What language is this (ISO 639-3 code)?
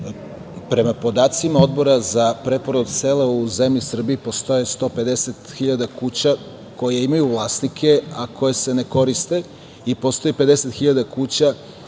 srp